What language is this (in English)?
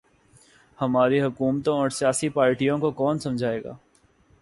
Urdu